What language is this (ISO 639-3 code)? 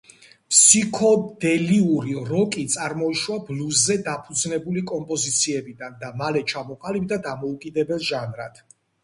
kat